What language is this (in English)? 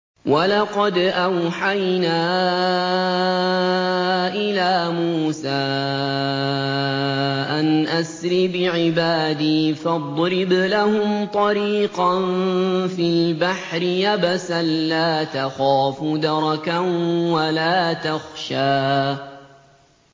Arabic